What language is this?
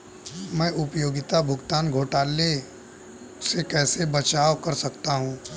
Hindi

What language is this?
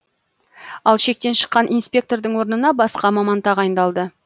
Kazakh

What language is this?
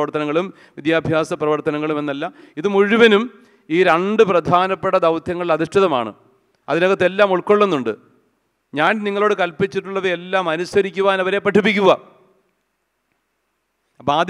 Malayalam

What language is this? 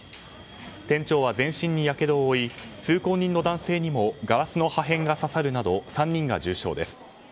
Japanese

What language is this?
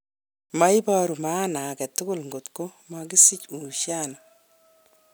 Kalenjin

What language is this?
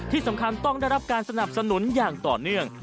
Thai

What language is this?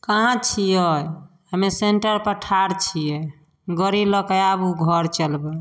Maithili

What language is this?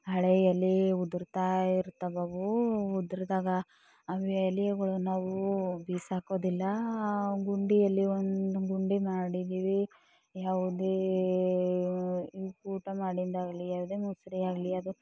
Kannada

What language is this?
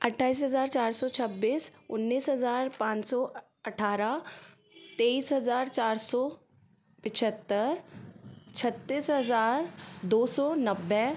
Hindi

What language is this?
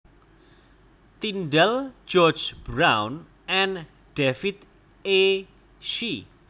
Javanese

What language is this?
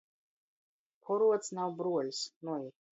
Latgalian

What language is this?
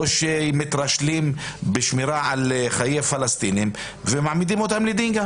Hebrew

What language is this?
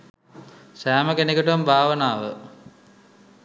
Sinhala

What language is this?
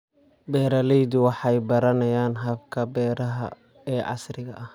Somali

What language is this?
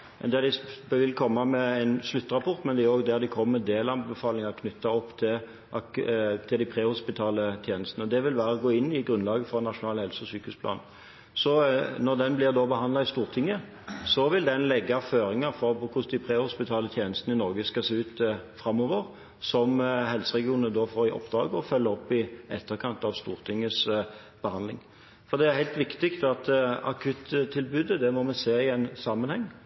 Norwegian Bokmål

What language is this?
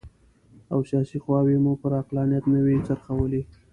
Pashto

